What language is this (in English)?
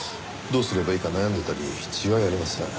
Japanese